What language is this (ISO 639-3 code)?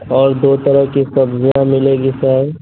urd